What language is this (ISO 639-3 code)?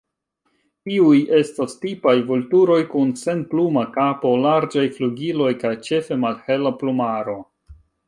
epo